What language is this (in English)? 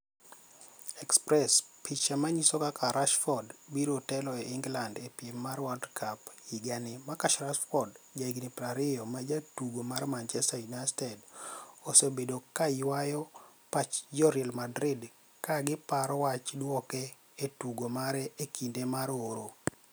Luo (Kenya and Tanzania)